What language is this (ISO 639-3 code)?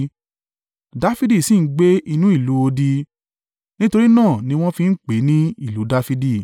yor